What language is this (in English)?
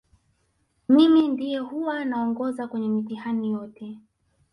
Swahili